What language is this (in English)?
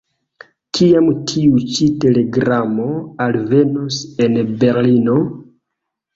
Esperanto